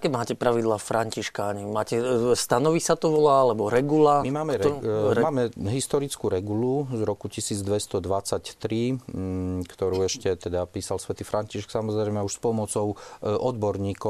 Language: Slovak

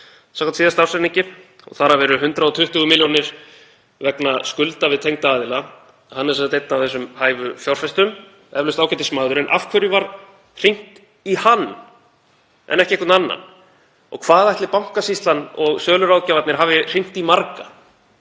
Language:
Icelandic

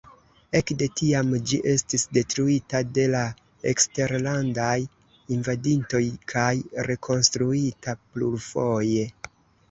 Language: Esperanto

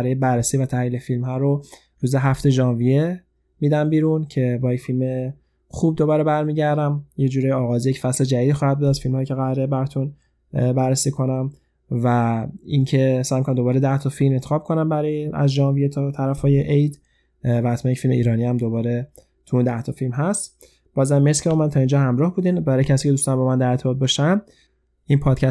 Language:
Persian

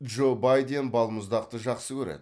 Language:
Kazakh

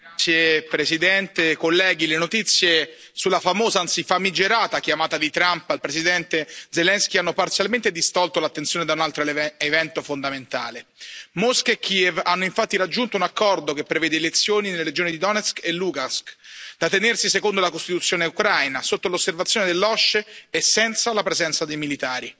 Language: Italian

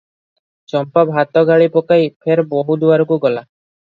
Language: Odia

